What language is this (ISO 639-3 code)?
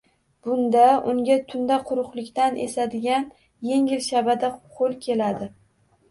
uzb